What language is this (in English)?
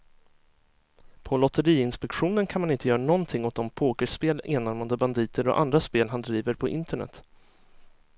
Swedish